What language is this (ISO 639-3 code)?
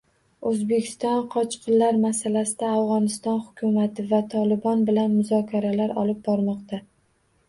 uzb